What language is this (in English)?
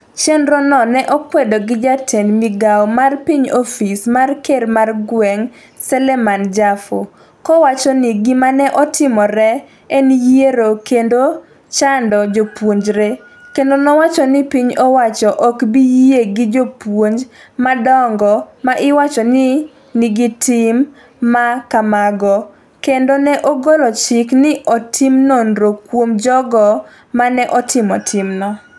Luo (Kenya and Tanzania)